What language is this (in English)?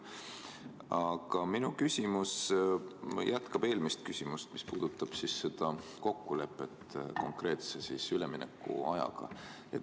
Estonian